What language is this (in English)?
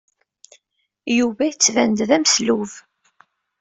Kabyle